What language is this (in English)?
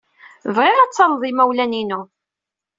Kabyle